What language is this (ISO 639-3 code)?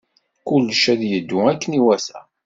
kab